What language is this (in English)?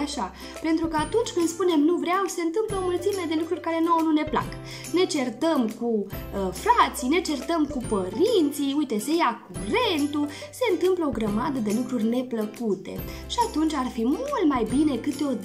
Romanian